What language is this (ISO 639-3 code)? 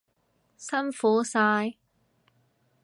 yue